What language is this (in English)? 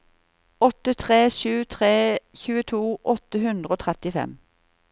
Norwegian